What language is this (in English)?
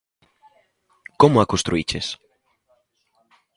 Galician